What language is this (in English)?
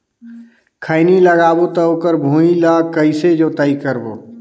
Chhattisgarhi